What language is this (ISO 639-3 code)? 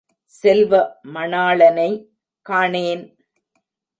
tam